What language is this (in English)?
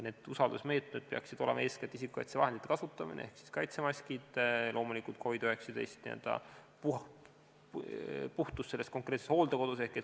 Estonian